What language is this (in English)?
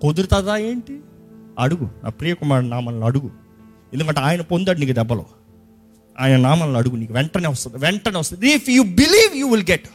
Telugu